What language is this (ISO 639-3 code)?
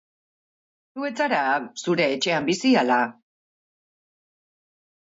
eus